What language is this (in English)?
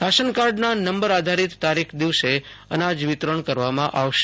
Gujarati